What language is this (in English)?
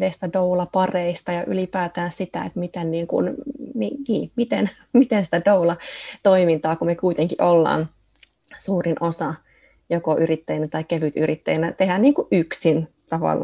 Finnish